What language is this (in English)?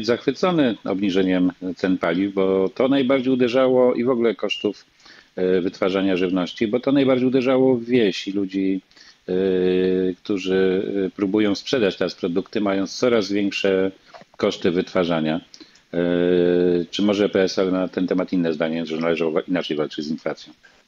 Polish